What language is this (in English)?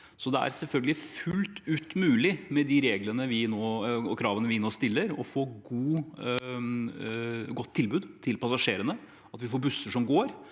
Norwegian